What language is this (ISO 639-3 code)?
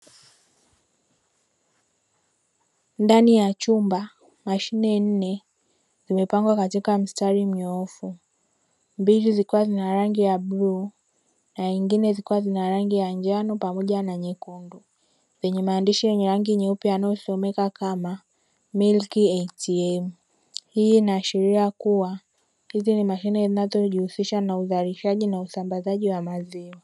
swa